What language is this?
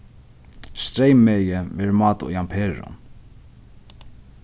Faroese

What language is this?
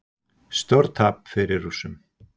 Icelandic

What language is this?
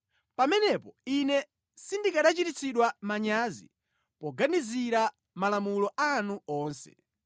Nyanja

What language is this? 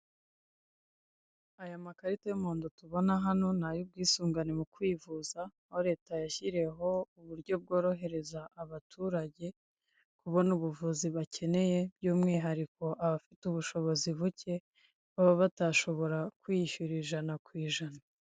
Kinyarwanda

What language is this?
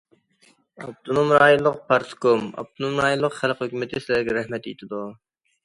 Uyghur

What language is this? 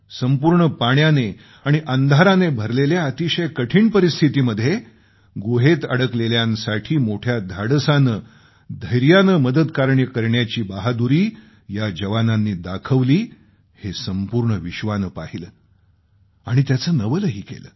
Marathi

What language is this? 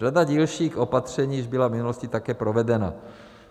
Czech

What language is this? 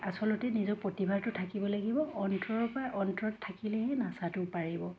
Assamese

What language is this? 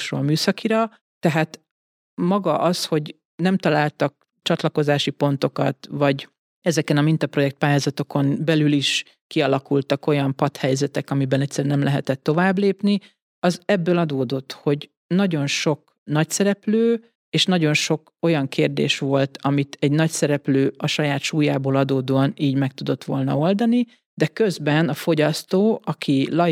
Hungarian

